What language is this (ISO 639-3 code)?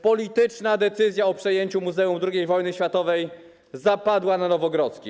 pol